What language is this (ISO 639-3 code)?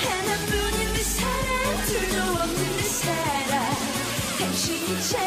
kor